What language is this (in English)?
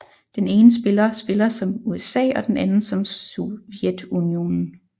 Danish